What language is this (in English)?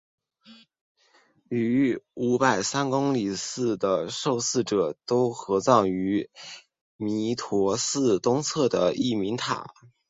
Chinese